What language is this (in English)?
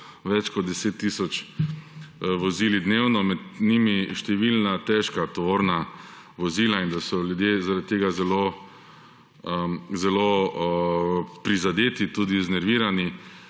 Slovenian